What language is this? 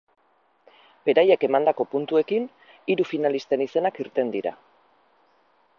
Basque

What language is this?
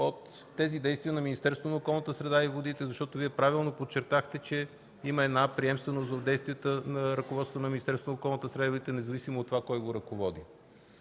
Bulgarian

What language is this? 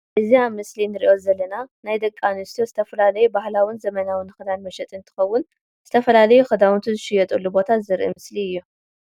Tigrinya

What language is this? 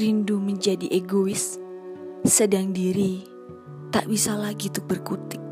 Indonesian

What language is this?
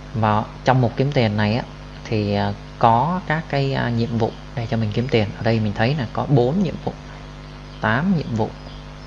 Vietnamese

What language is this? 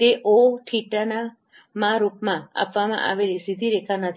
Gujarati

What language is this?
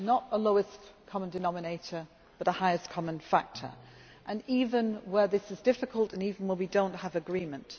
English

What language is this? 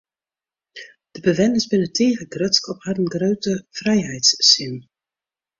Western Frisian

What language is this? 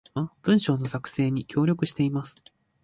Japanese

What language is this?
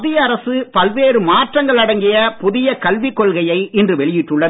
Tamil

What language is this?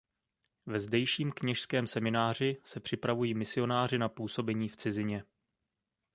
Czech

